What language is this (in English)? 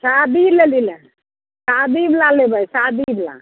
Maithili